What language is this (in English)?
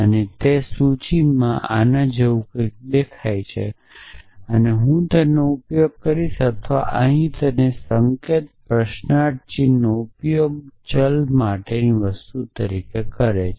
Gujarati